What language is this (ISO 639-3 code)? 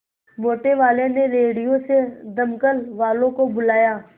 hin